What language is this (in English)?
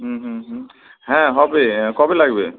Bangla